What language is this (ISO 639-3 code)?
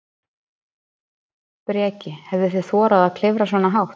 isl